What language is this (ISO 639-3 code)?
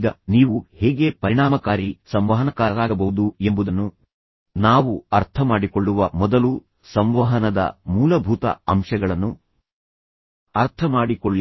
kan